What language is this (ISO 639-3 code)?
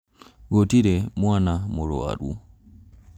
kik